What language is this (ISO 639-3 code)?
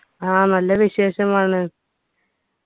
mal